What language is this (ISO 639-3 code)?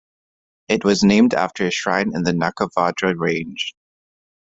eng